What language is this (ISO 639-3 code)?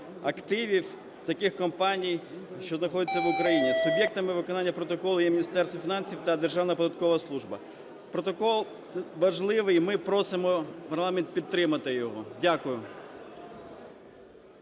ukr